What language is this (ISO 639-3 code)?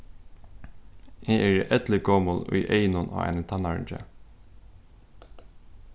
fao